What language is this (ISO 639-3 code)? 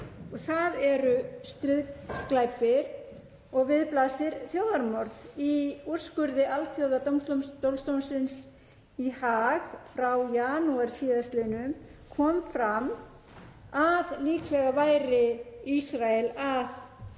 isl